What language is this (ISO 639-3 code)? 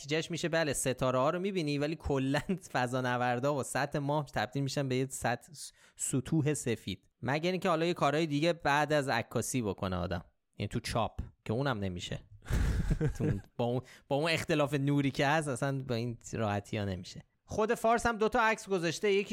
fas